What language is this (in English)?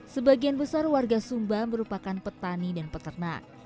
Indonesian